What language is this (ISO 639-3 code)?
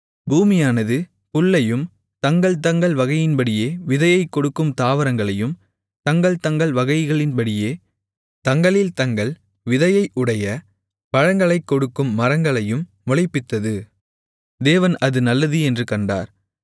tam